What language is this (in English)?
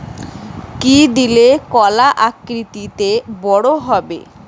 Bangla